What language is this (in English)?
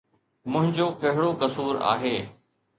Sindhi